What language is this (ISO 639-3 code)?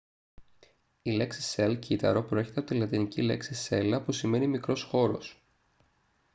ell